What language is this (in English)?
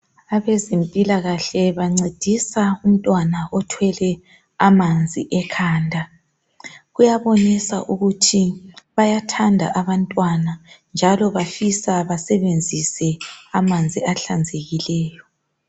North Ndebele